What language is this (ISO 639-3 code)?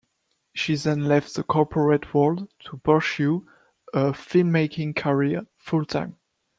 eng